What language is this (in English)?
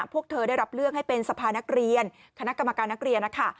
Thai